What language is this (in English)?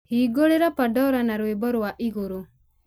Kikuyu